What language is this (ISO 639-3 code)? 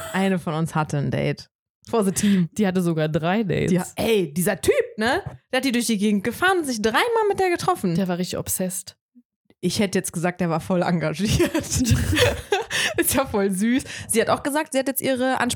deu